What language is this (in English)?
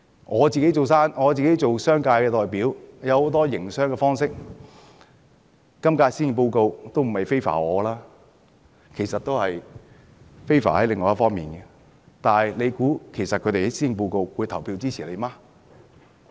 Cantonese